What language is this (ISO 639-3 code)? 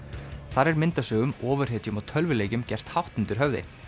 isl